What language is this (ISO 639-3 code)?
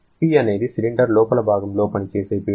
tel